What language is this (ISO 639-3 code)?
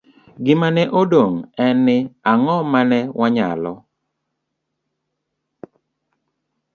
luo